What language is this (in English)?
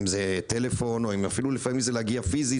Hebrew